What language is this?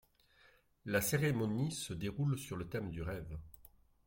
French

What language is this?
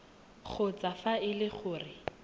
Tswana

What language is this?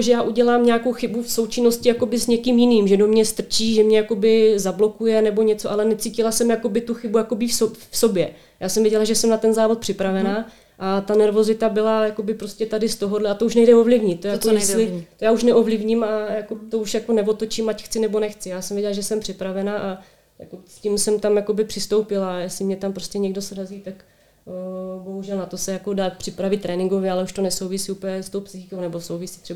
Czech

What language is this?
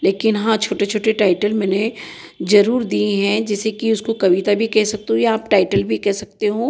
Hindi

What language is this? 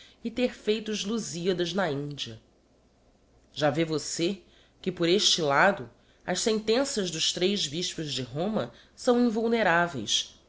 Portuguese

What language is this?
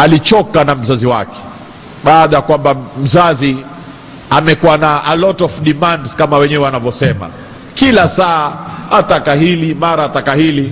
Swahili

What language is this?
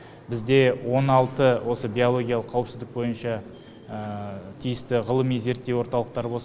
Kazakh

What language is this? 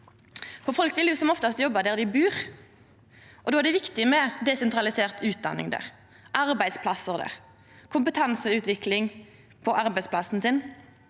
Norwegian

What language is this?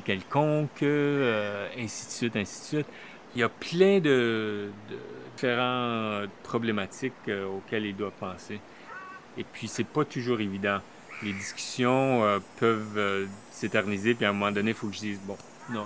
French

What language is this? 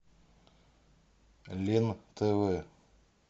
Russian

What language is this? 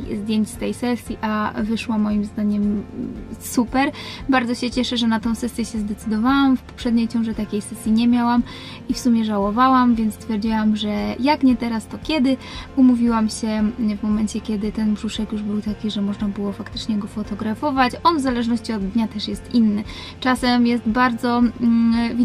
Polish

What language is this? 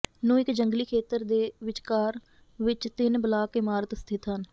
Punjabi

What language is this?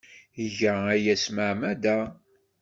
Kabyle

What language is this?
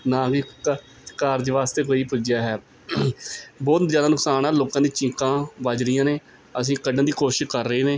Punjabi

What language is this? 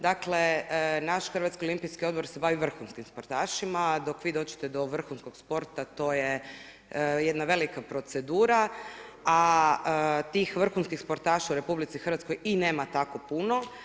Croatian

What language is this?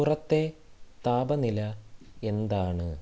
Malayalam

